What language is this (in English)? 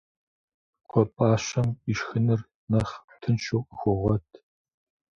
Kabardian